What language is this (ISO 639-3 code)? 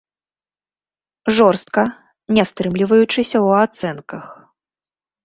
bel